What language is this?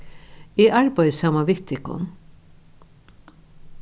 Faroese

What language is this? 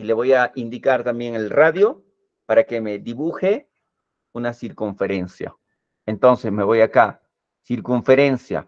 Spanish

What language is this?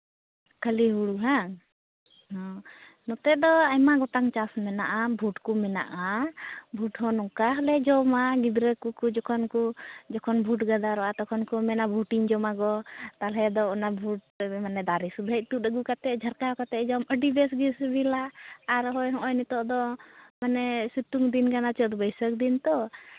Santali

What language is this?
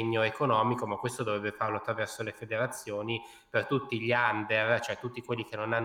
Italian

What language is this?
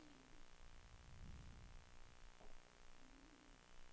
Swedish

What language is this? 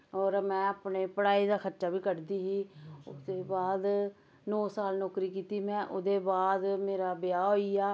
Dogri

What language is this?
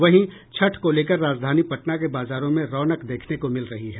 Hindi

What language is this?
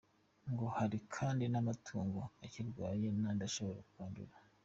Kinyarwanda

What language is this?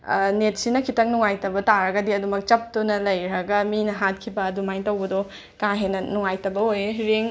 Manipuri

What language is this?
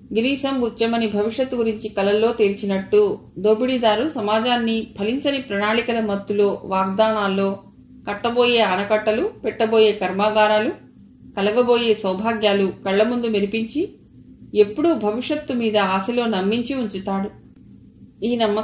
Telugu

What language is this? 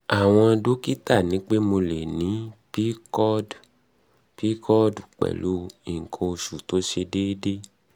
Yoruba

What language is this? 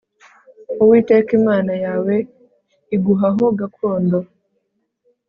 Kinyarwanda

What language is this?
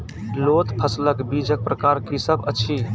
Maithili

